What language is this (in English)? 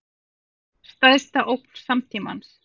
Icelandic